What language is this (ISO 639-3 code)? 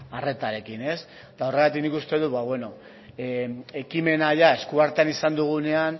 eus